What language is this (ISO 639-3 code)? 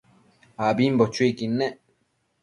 mcf